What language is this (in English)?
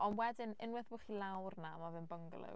Welsh